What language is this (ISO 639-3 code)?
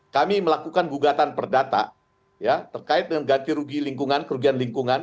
ind